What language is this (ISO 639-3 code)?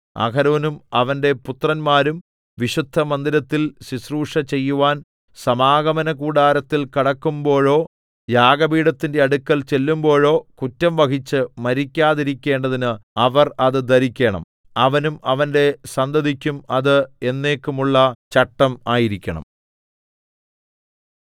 mal